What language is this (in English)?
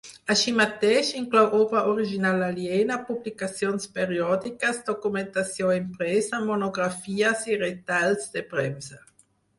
Catalan